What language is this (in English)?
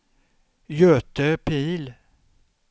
Swedish